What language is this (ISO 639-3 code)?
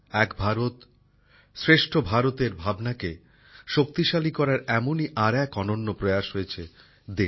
ben